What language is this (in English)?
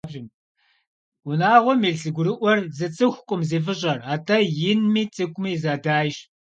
Kabardian